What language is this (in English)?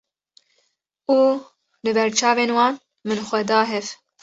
Kurdish